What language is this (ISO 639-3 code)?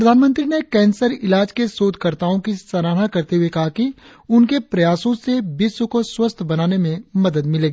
hin